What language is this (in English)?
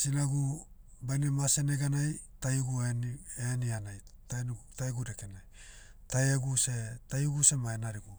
Motu